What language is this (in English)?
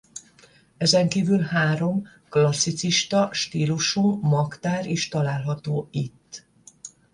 Hungarian